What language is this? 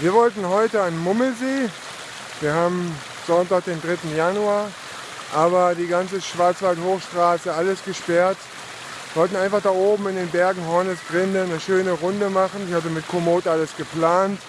German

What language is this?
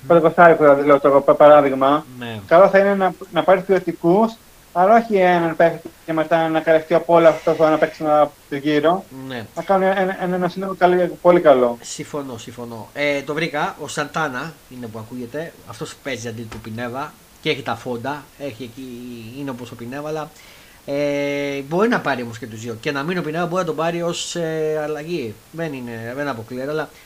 Greek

